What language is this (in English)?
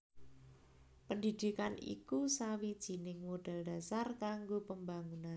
Javanese